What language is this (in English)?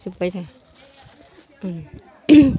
Bodo